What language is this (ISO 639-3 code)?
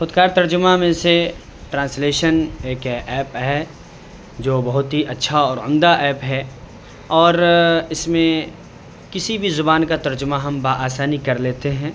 urd